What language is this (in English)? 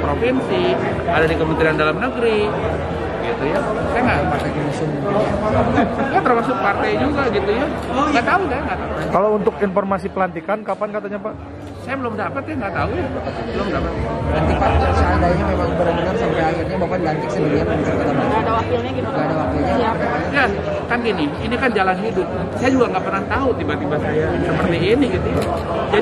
Indonesian